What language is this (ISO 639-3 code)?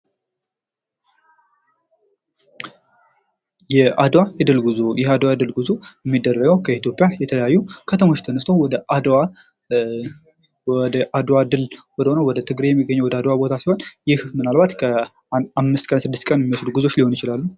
amh